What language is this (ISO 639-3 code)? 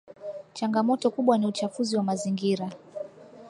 swa